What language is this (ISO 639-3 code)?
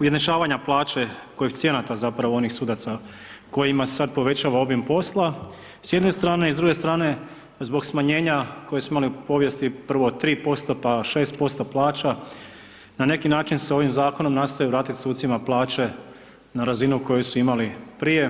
hrv